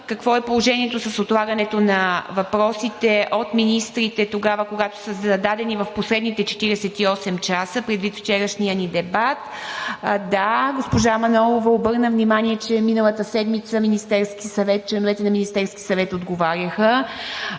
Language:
Bulgarian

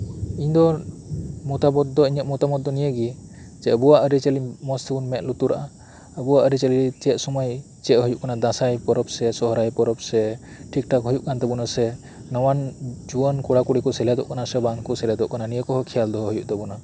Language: Santali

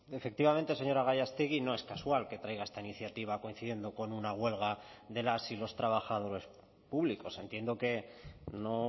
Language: Spanish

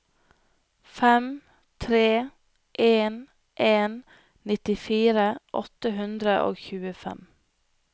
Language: Norwegian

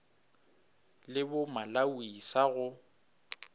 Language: Northern Sotho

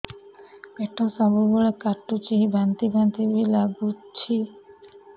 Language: Odia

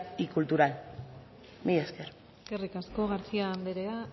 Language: Basque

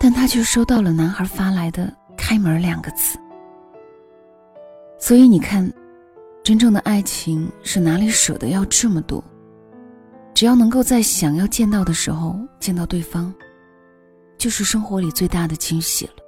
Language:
Chinese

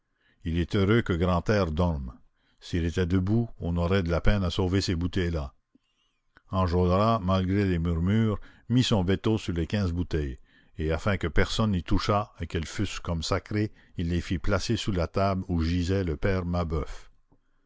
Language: French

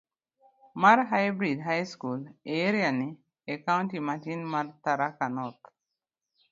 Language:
Luo (Kenya and Tanzania)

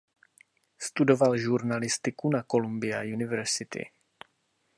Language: Czech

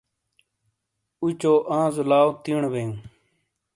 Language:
Shina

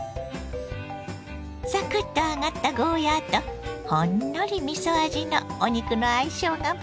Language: Japanese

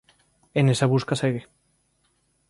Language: Galician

